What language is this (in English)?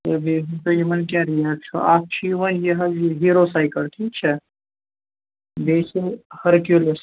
Kashmiri